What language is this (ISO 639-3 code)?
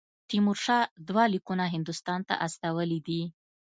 pus